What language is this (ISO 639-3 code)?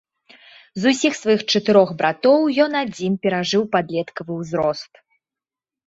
bel